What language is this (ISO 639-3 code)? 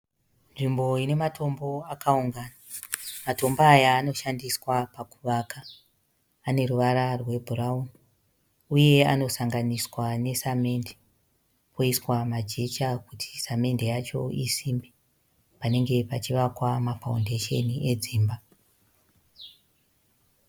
sna